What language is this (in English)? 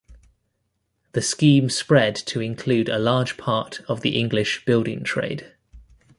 English